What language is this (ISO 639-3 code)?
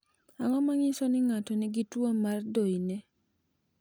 luo